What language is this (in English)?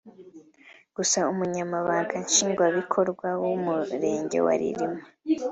Kinyarwanda